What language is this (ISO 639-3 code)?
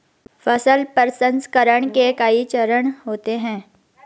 hin